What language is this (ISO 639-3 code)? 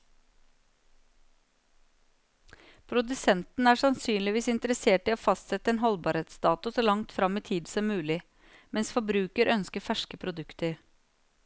nor